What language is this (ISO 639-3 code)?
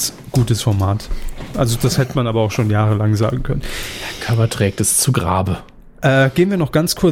deu